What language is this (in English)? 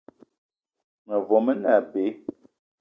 Eton (Cameroon)